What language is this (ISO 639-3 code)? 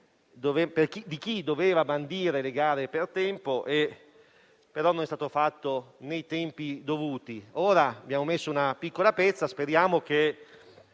ita